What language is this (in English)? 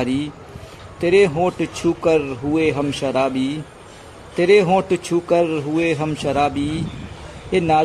Hindi